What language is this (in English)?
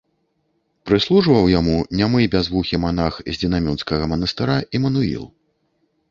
Belarusian